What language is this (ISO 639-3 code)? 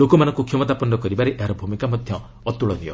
ori